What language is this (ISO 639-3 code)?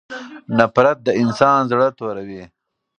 pus